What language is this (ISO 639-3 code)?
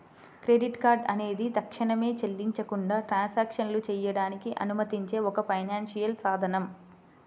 tel